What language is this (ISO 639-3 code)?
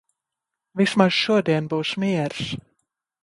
lav